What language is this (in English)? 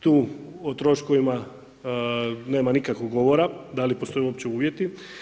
Croatian